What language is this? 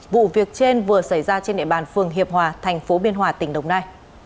Vietnamese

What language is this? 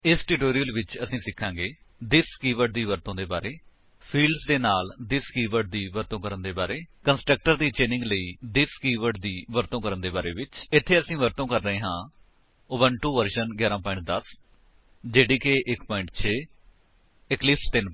Punjabi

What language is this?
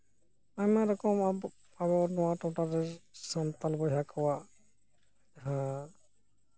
Santali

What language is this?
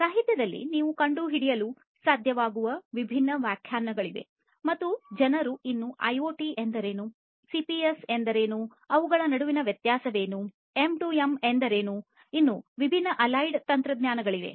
Kannada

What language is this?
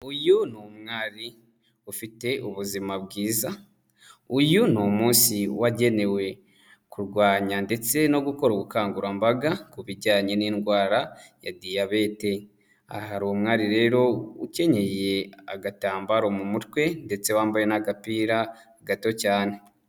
Kinyarwanda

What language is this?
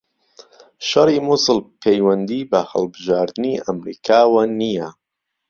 Central Kurdish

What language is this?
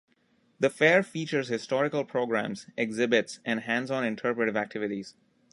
English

